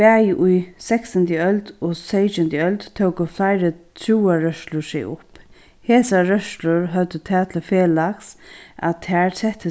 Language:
Faroese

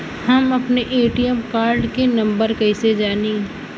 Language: Bhojpuri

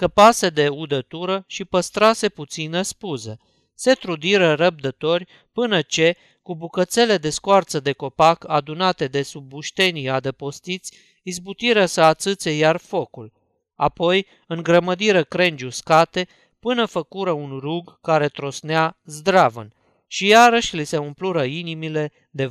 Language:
Romanian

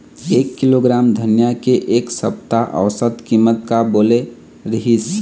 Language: Chhattisgarhi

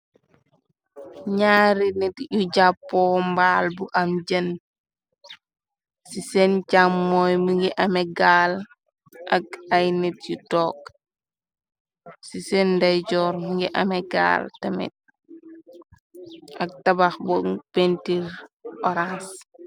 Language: Wolof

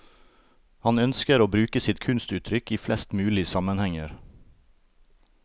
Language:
Norwegian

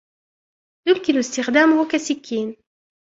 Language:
Arabic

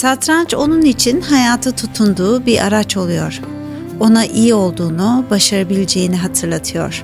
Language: Turkish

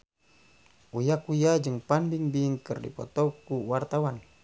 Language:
Sundanese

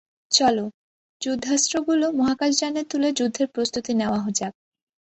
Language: Bangla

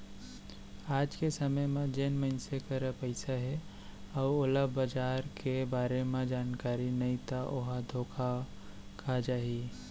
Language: Chhattisgarhi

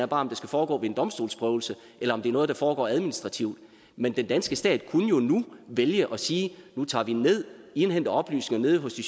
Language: Danish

